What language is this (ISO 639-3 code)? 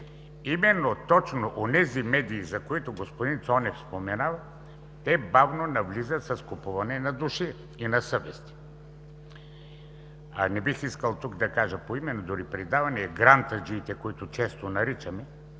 bul